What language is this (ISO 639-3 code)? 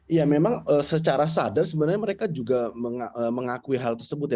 ind